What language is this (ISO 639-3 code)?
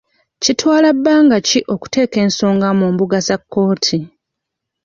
lug